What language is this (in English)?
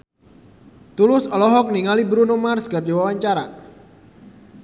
Sundanese